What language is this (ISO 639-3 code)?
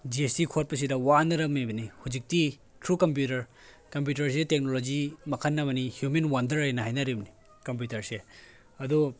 mni